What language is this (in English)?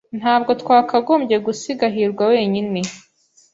Kinyarwanda